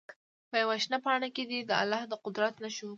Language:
Pashto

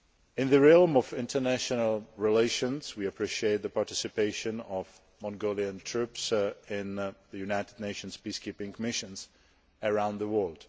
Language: English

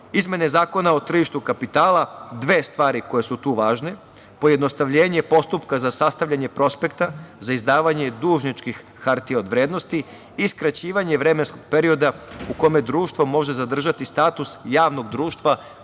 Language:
Serbian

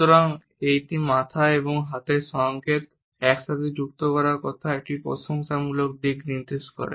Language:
Bangla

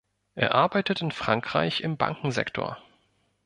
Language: German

